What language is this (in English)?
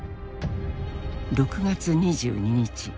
Japanese